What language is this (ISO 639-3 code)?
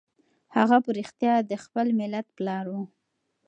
pus